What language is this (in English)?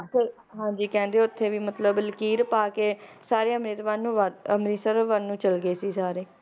Punjabi